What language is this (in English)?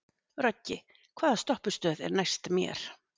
Icelandic